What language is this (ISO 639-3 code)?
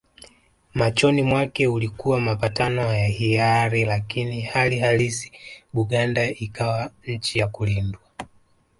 swa